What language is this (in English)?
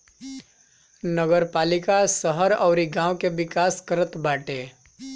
Bhojpuri